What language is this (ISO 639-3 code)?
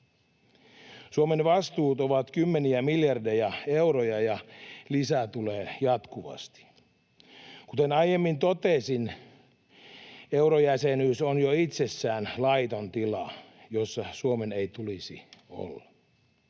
fin